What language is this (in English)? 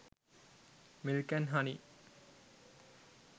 Sinhala